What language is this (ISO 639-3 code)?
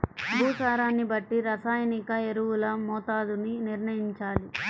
tel